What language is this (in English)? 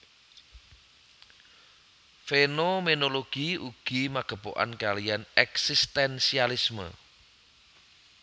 Javanese